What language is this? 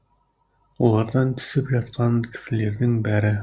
Kazakh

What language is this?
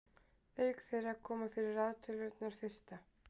Icelandic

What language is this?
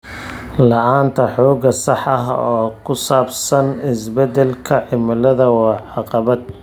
Somali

